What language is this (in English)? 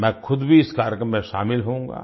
Hindi